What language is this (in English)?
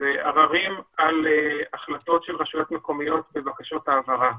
Hebrew